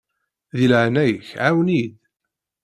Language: Kabyle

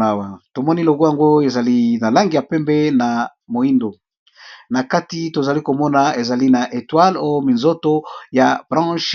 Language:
Lingala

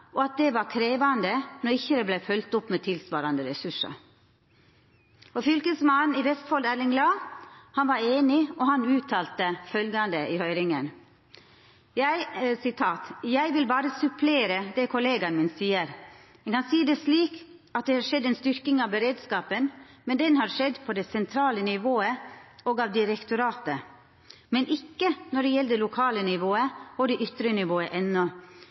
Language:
Norwegian Nynorsk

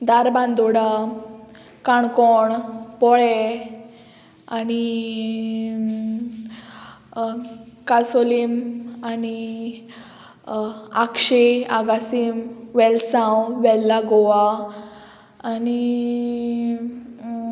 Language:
Konkani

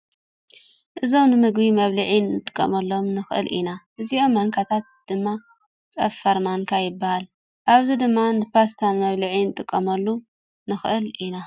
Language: Tigrinya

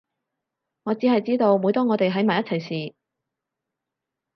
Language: Cantonese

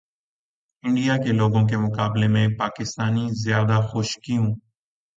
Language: Urdu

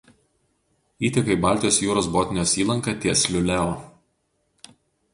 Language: Lithuanian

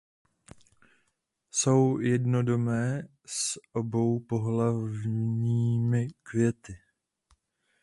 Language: Czech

